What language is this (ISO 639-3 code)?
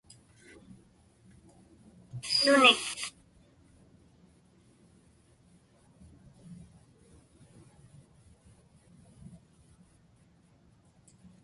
ipk